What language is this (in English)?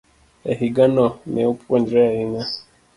Luo (Kenya and Tanzania)